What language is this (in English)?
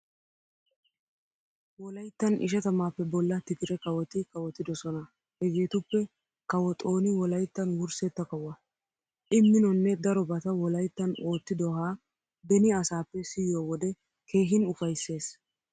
Wolaytta